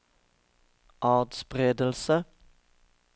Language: Norwegian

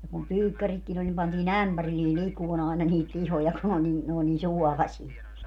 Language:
Finnish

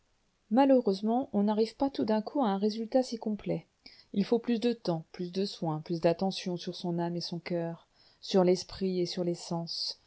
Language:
French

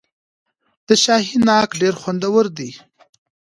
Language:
Pashto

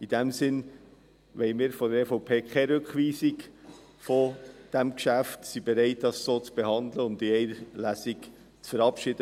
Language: Swiss German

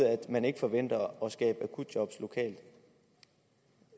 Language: Danish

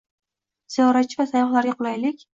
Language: Uzbek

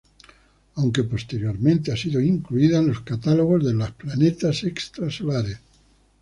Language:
Spanish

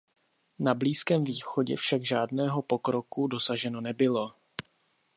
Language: Czech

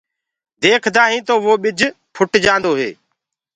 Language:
Gurgula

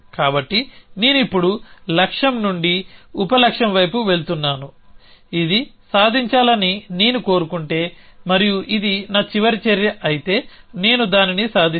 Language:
Telugu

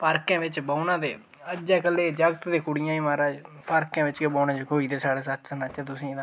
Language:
Dogri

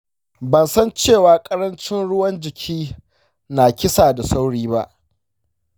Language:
Hausa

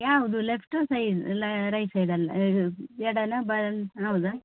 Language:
Kannada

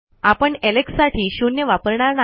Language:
Marathi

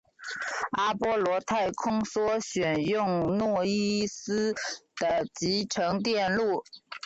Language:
Chinese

